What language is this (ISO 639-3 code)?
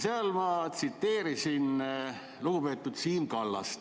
est